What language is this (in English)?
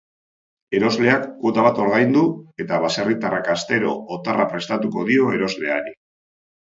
Basque